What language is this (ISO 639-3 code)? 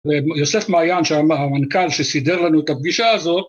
heb